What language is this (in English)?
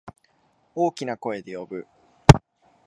Japanese